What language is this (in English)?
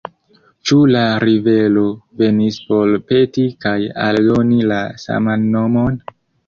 Esperanto